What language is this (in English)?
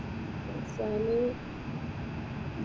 Malayalam